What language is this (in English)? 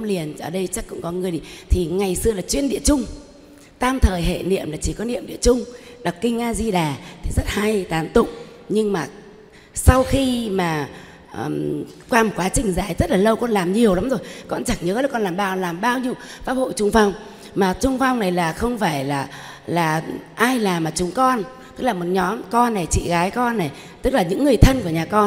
Vietnamese